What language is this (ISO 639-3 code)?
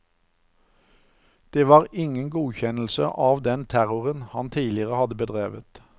nor